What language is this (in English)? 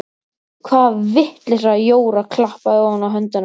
Icelandic